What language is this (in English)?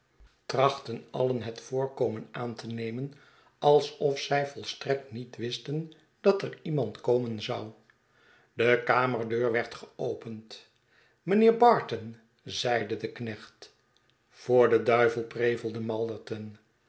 Dutch